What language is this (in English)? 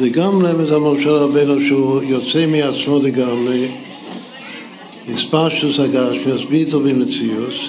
Hebrew